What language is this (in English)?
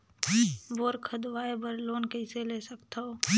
Chhattisgarhi